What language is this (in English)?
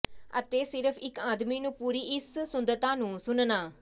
Punjabi